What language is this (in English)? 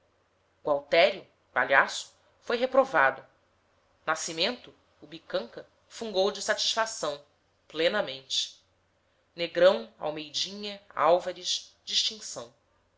Portuguese